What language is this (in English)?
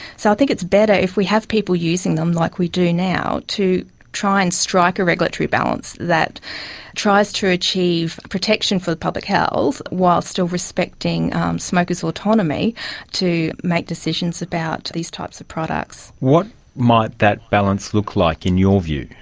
English